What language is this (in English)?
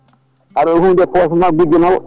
Fula